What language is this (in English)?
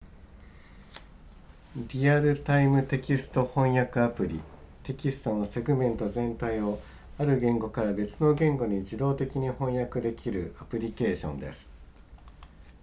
Japanese